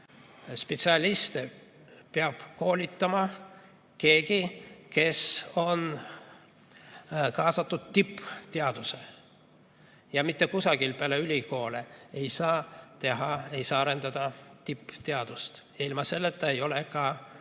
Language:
Estonian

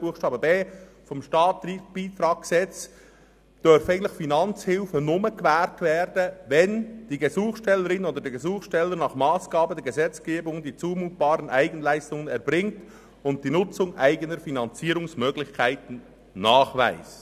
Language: Swiss German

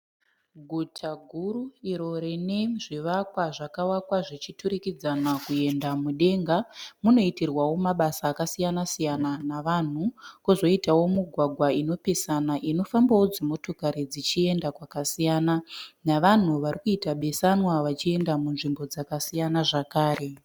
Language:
Shona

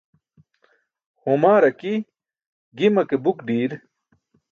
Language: Burushaski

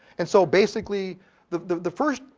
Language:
English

